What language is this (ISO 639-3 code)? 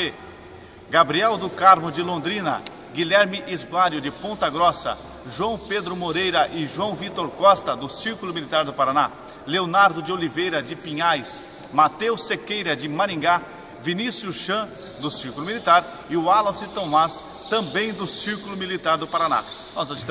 por